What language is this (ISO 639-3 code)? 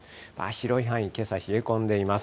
jpn